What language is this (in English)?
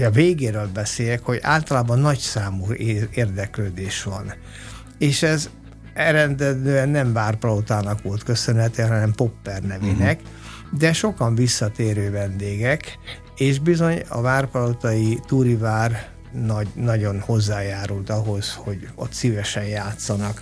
Hungarian